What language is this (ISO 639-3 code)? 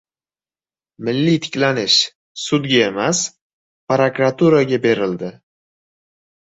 uzb